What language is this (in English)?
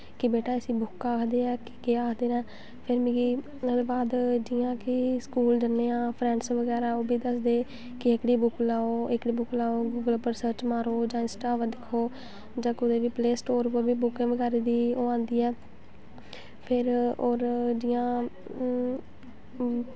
Dogri